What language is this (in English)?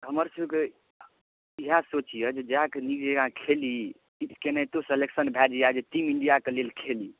Maithili